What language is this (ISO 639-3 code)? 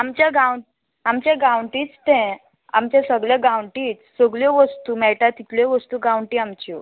kok